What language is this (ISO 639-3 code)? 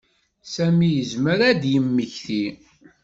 kab